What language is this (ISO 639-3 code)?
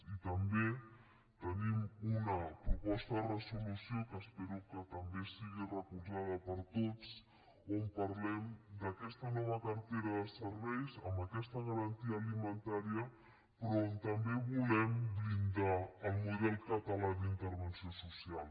cat